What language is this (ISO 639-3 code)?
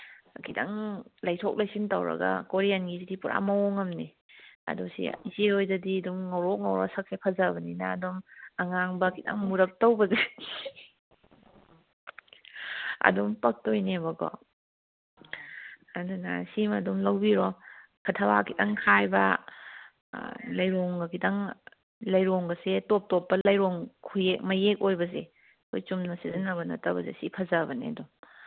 mni